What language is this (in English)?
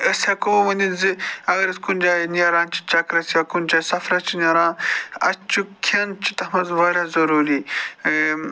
Kashmiri